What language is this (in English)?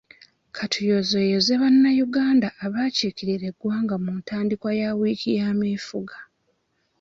Ganda